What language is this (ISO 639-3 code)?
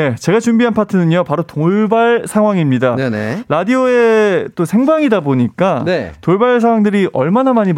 kor